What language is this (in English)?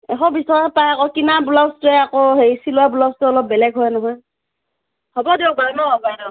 Assamese